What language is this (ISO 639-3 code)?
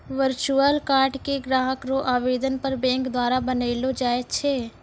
mai